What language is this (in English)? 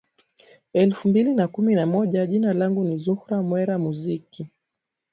Swahili